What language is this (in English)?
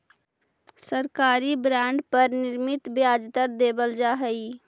Magahi